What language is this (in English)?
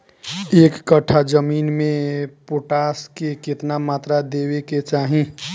Bhojpuri